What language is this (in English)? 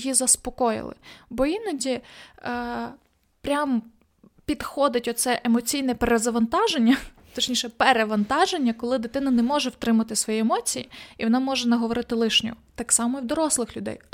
Ukrainian